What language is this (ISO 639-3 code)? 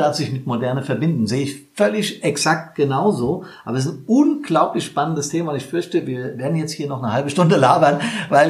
deu